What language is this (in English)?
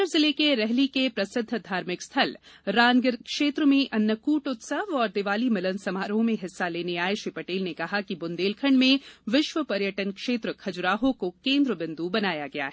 Hindi